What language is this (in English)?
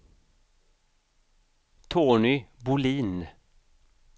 Swedish